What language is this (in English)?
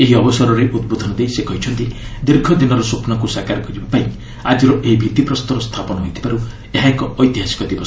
Odia